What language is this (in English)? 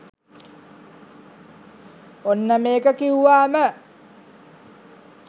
Sinhala